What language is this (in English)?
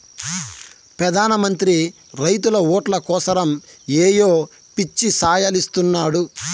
Telugu